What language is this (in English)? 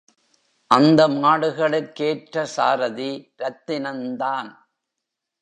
Tamil